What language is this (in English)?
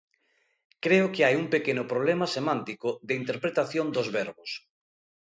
Galician